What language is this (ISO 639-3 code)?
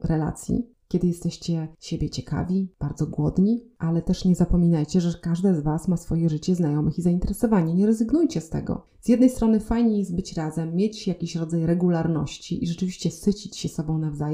pol